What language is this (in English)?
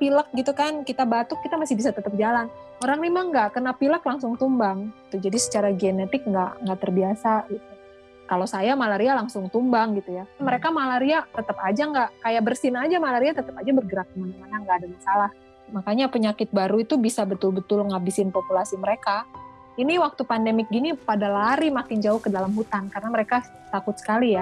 Indonesian